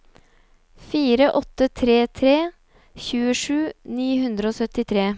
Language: Norwegian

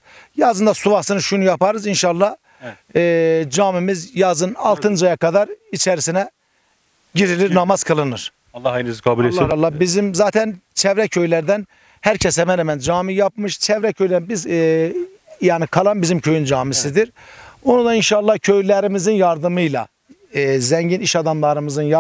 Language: Turkish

